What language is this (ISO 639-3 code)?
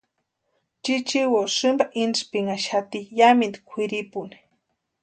pua